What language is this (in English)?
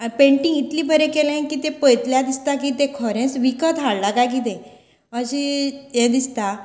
Konkani